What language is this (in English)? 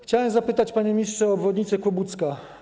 Polish